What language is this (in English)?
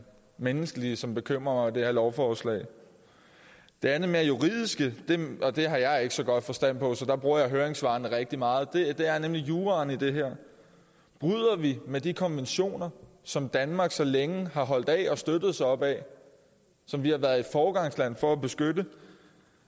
Danish